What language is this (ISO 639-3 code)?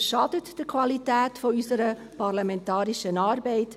gsw